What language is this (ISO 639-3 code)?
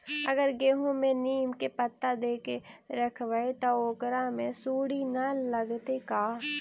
mag